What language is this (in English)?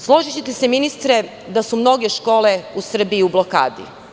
Serbian